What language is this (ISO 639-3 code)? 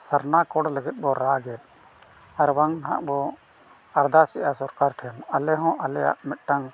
sat